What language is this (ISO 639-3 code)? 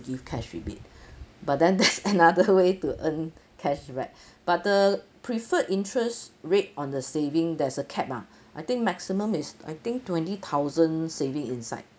eng